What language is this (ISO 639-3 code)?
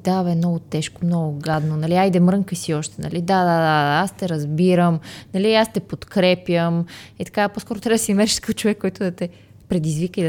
bul